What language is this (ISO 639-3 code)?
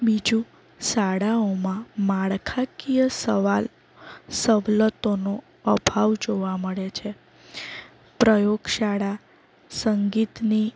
guj